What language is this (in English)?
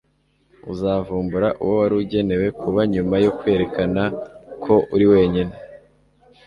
Kinyarwanda